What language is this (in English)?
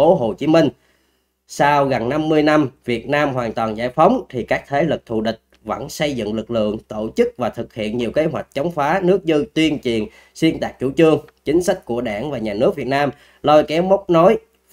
Vietnamese